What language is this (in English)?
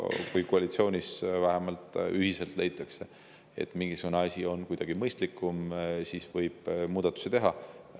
Estonian